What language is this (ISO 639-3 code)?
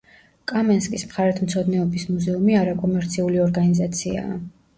kat